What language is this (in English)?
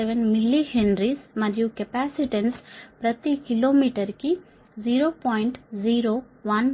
Telugu